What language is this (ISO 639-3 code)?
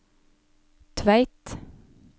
nor